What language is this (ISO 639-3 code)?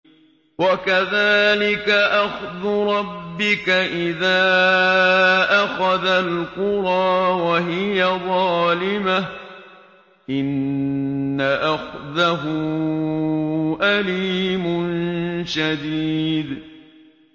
ara